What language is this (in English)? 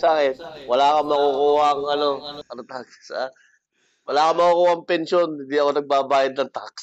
Filipino